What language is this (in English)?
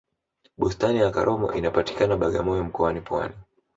Swahili